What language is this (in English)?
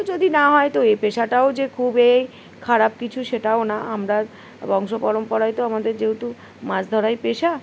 Bangla